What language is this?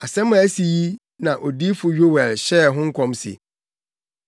Akan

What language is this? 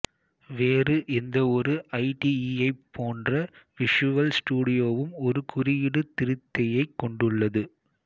Tamil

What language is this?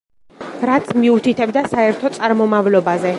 Georgian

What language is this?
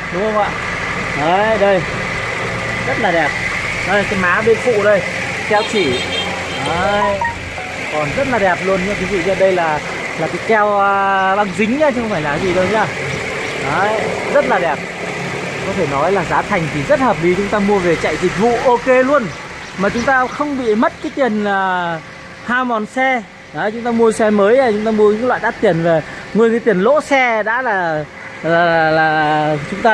Vietnamese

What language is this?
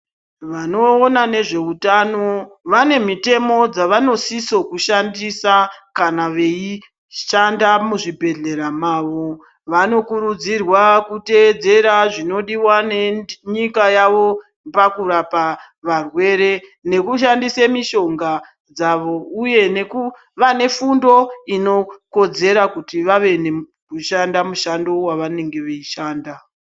Ndau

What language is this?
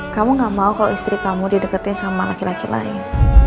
Indonesian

